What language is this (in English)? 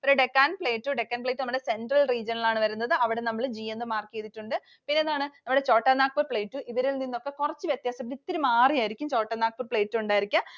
Malayalam